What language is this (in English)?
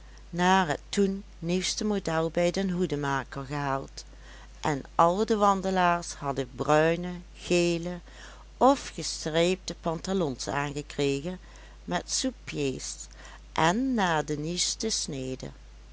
Dutch